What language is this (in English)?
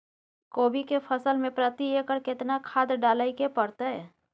Maithili